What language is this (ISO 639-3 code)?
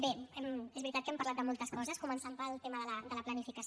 cat